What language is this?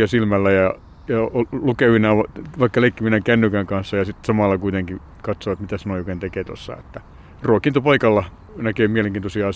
Finnish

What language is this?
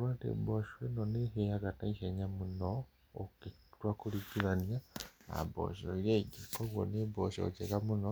Kikuyu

